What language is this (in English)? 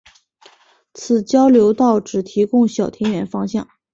Chinese